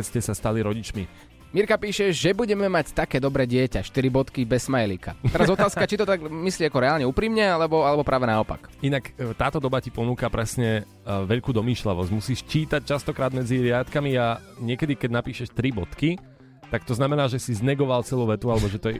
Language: Slovak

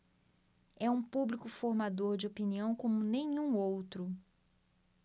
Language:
Portuguese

